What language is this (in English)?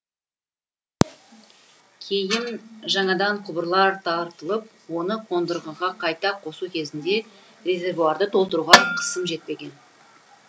Kazakh